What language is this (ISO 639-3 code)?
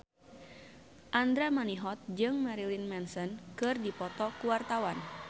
sun